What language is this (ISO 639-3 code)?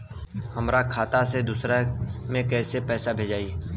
bho